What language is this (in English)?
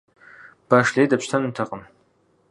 Kabardian